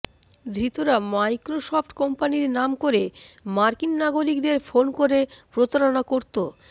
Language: Bangla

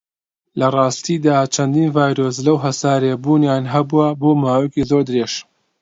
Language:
Central Kurdish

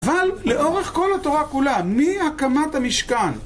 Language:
Hebrew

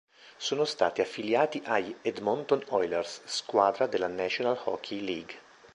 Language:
Italian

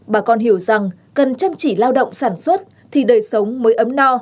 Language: Vietnamese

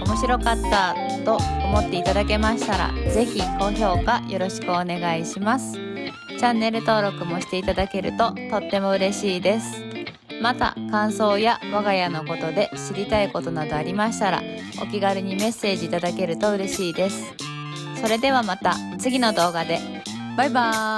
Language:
Japanese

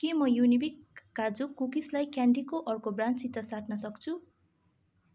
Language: Nepali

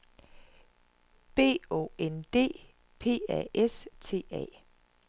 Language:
Danish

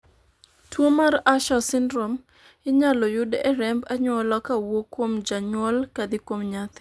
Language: Luo (Kenya and Tanzania)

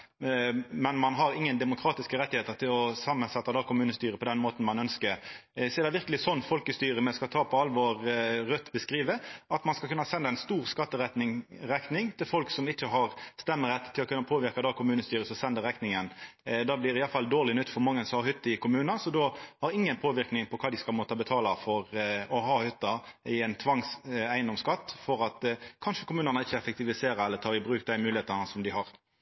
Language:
Norwegian Nynorsk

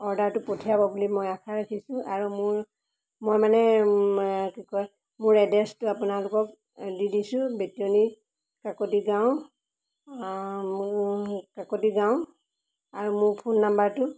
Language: Assamese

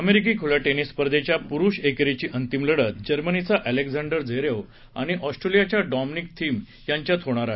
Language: Marathi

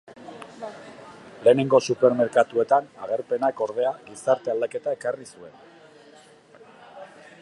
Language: Basque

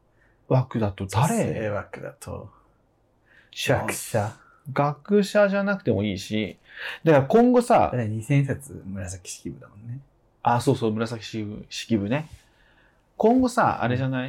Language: Japanese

